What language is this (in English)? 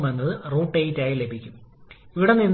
Malayalam